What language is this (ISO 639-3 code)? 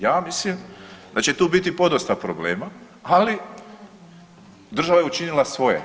hrv